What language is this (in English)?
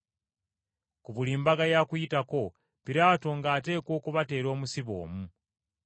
Ganda